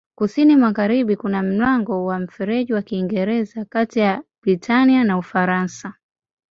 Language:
Swahili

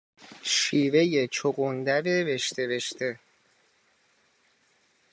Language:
Persian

